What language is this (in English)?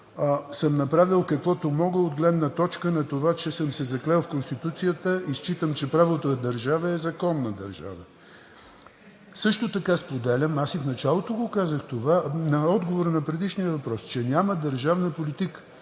Bulgarian